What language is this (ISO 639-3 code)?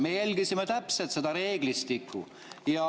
est